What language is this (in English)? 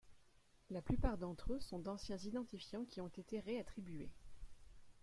French